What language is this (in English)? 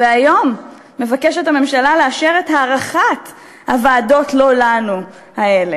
Hebrew